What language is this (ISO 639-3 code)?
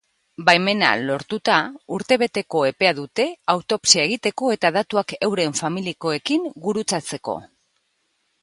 eus